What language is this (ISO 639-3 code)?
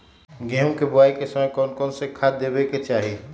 mag